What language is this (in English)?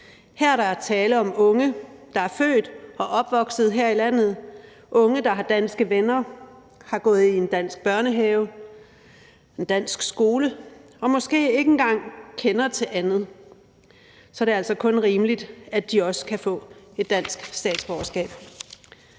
Danish